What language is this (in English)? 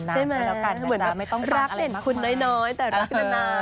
Thai